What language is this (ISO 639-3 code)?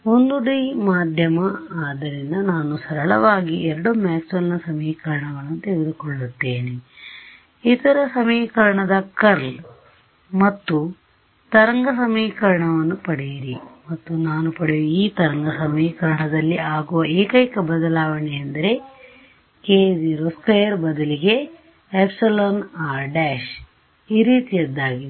kan